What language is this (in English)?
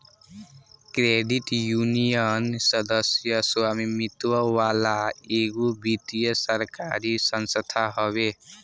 Bhojpuri